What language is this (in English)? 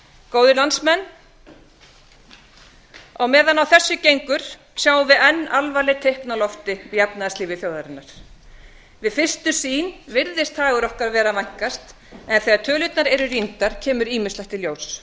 Icelandic